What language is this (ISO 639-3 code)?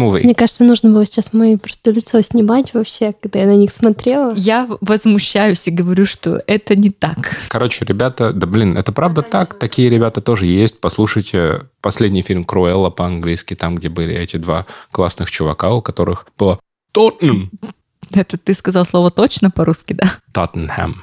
rus